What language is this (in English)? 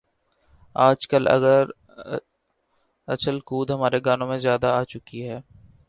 Urdu